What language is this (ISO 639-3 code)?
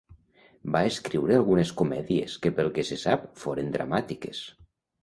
cat